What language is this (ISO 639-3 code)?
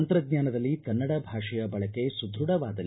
kan